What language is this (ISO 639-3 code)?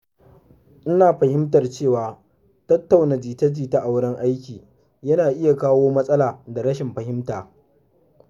hau